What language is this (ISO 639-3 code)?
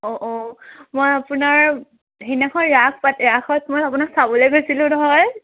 asm